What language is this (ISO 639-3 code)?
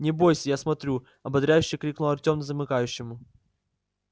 rus